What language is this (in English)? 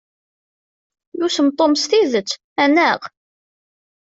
Kabyle